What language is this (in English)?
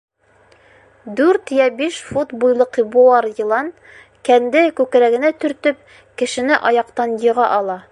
Bashkir